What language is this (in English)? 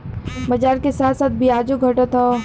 Bhojpuri